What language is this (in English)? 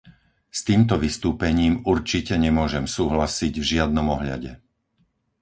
Slovak